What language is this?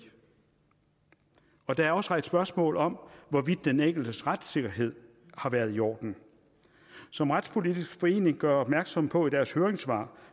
Danish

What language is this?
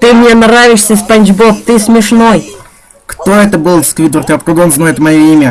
Russian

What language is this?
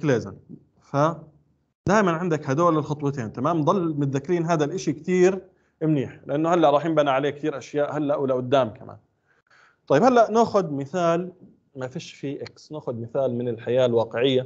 Arabic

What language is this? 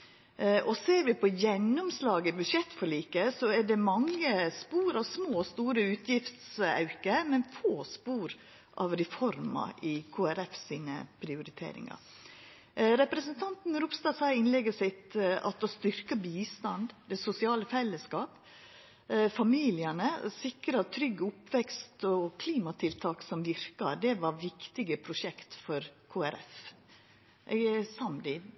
Norwegian Nynorsk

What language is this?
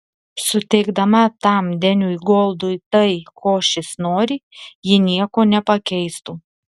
Lithuanian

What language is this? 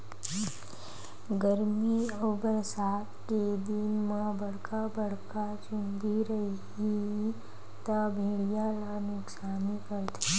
Chhattisgarhi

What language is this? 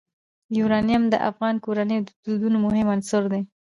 Pashto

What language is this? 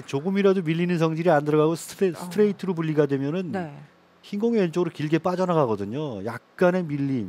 Korean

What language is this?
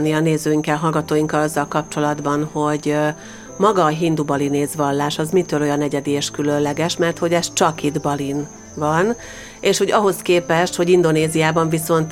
Hungarian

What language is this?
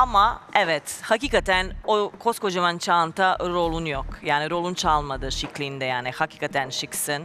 Turkish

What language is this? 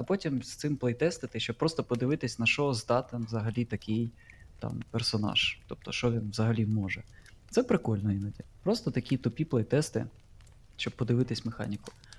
Ukrainian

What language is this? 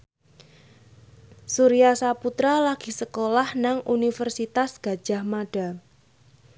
Javanese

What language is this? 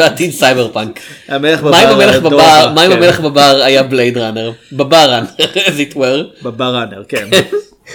Hebrew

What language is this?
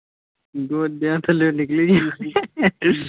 Punjabi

